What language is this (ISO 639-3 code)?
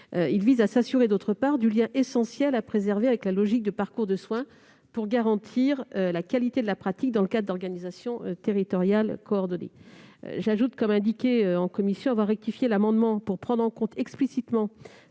fra